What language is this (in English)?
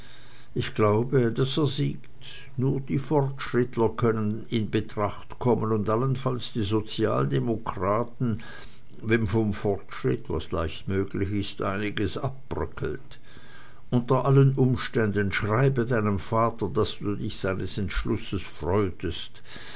German